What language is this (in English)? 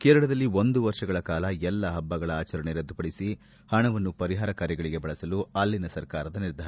Kannada